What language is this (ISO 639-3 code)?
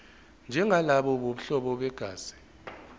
zul